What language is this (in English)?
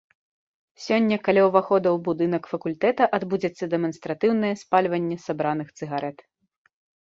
Belarusian